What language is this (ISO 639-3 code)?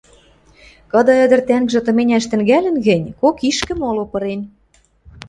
mrj